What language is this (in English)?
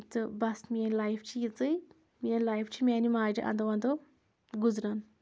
Kashmiri